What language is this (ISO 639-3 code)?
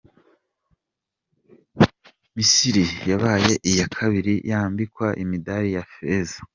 kin